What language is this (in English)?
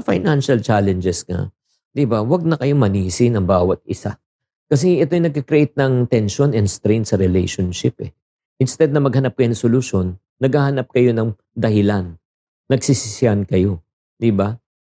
Filipino